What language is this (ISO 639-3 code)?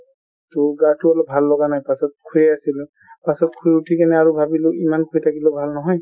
asm